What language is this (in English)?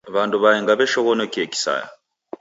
Taita